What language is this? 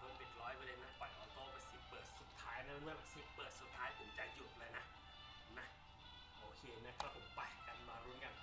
Thai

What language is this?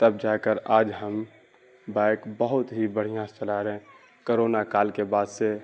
Urdu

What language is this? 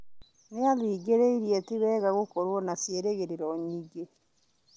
Kikuyu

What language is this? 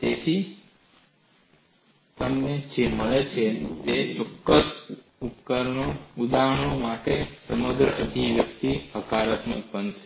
Gujarati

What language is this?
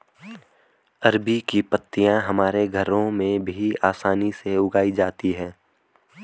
Hindi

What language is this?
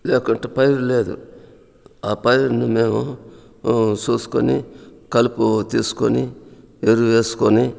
Telugu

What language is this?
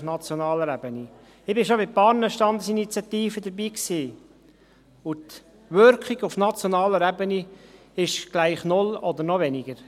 Swiss German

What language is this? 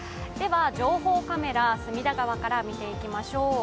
Japanese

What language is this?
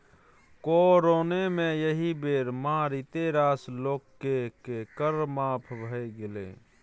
Maithili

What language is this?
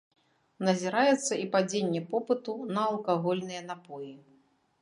Belarusian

